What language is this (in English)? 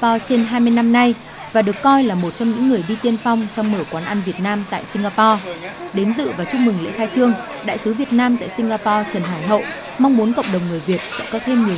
Vietnamese